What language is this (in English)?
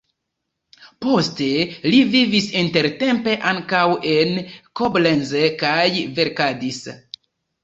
Esperanto